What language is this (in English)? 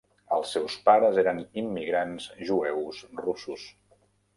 Catalan